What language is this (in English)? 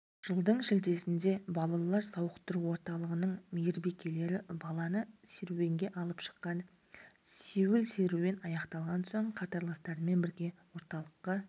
Kazakh